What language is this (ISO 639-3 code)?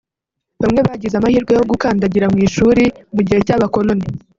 kin